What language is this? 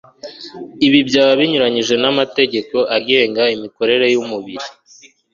Kinyarwanda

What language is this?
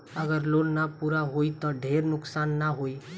Bhojpuri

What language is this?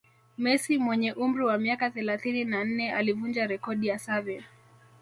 Swahili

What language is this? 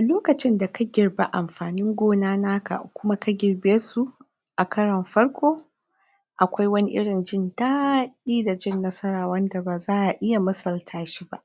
Hausa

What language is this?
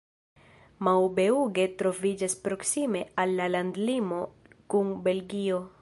Esperanto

